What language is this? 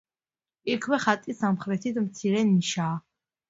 Georgian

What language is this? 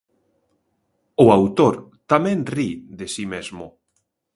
Galician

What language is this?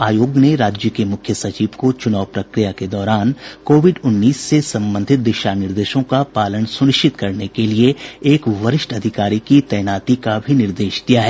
Hindi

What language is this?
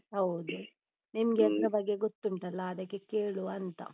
Kannada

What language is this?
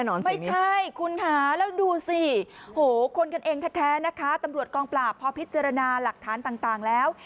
Thai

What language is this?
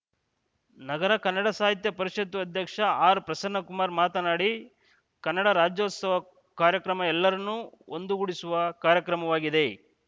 Kannada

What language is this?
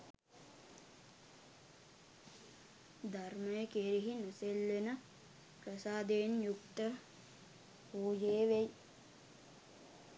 Sinhala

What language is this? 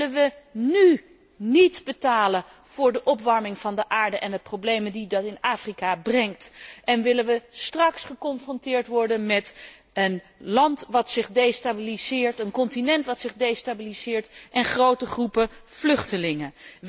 Dutch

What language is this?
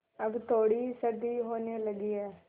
Hindi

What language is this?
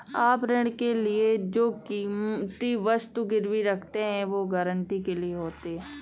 Hindi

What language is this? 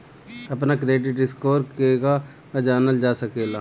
Bhojpuri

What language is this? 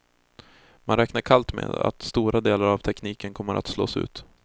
Swedish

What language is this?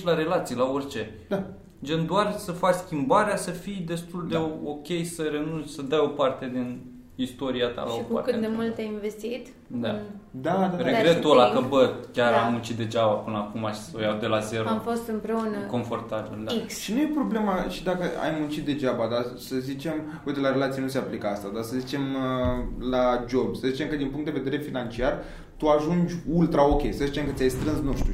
Romanian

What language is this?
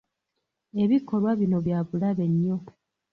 Ganda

